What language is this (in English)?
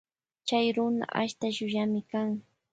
Loja Highland Quichua